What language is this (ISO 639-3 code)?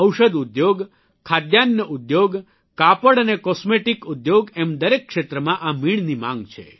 guj